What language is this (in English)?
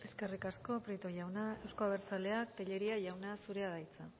Basque